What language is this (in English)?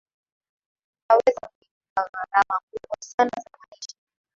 Swahili